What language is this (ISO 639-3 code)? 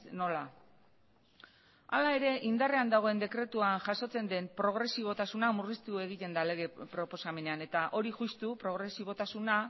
eus